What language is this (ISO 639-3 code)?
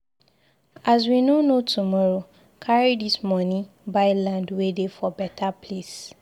pcm